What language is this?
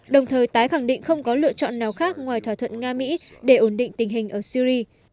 Vietnamese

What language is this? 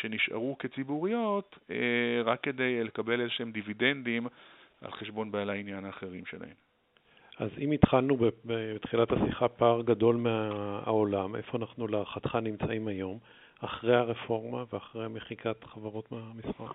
Hebrew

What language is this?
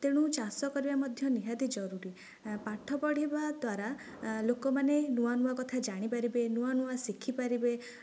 Odia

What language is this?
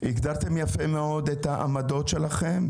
Hebrew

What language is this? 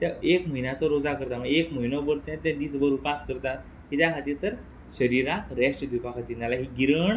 Konkani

